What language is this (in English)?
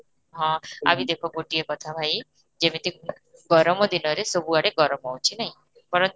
Odia